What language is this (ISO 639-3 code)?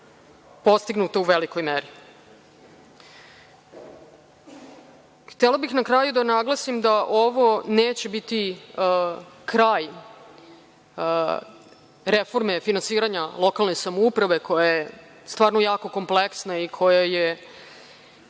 srp